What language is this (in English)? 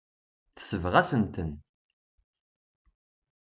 Kabyle